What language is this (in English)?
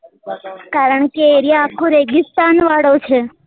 Gujarati